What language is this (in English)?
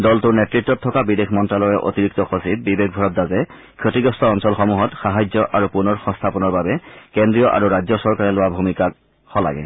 Assamese